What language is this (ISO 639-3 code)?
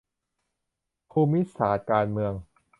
tha